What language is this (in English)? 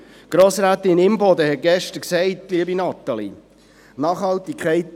Swiss German